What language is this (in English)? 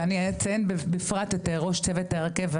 Hebrew